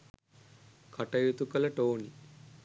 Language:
Sinhala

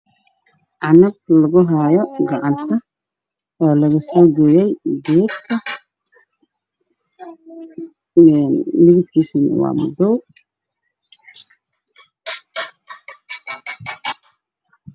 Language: Somali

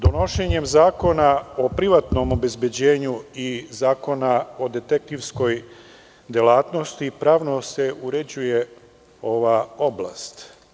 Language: Serbian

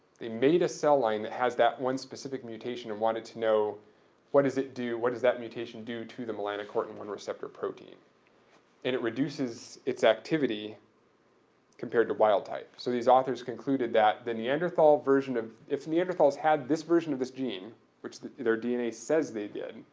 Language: English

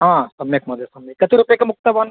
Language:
Sanskrit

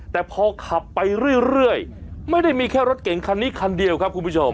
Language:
Thai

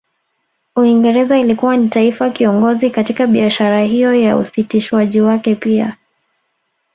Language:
Swahili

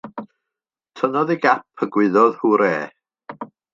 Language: Welsh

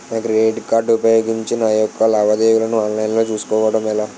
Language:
Telugu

